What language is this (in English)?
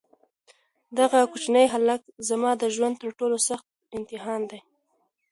Pashto